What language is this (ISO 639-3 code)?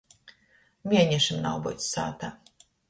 ltg